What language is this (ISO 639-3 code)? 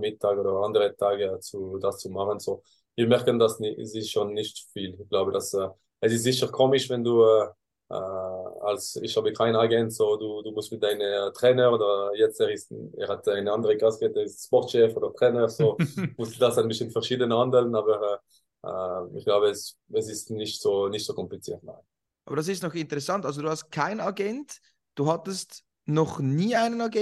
deu